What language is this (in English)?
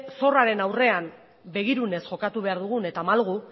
Basque